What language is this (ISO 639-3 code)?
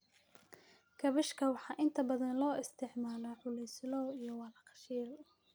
som